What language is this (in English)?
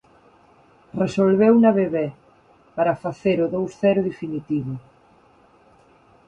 Galician